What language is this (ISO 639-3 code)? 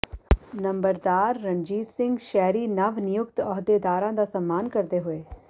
pan